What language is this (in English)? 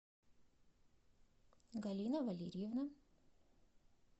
Russian